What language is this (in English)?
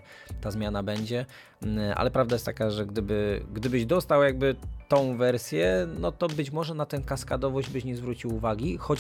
Polish